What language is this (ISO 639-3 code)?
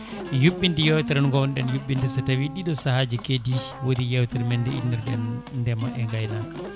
ful